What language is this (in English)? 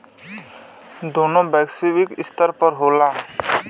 Bhojpuri